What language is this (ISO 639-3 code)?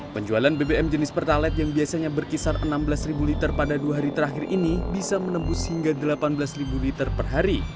ind